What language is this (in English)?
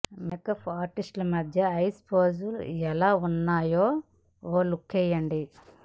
Telugu